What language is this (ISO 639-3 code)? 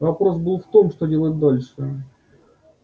rus